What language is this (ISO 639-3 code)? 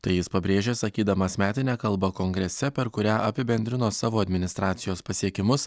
lit